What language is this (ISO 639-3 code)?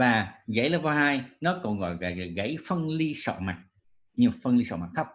vie